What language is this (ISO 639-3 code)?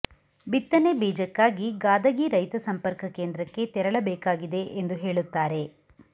kan